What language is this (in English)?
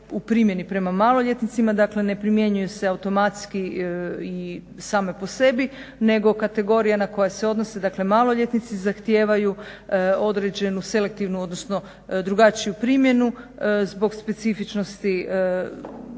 Croatian